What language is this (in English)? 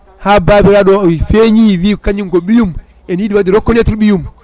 Fula